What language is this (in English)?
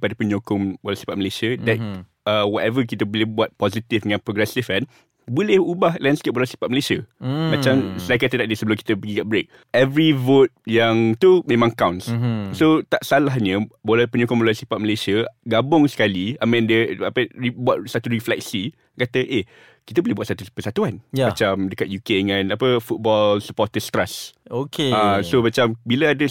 Malay